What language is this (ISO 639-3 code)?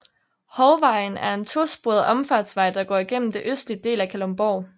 dan